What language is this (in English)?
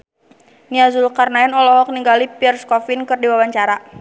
Sundanese